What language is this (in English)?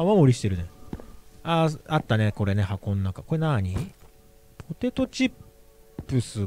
Japanese